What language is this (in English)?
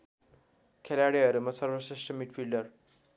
Nepali